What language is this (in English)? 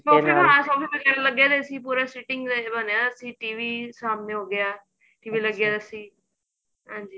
Punjabi